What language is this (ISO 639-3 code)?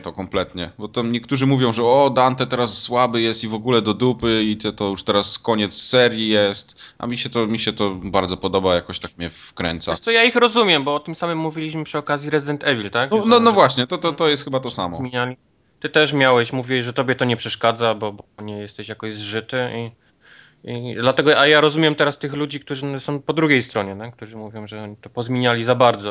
pol